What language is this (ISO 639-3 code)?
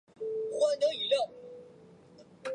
zho